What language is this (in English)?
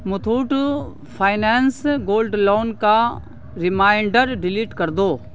Urdu